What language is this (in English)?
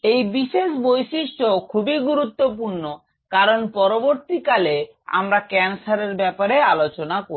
Bangla